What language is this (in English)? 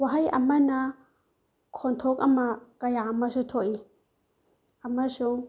Manipuri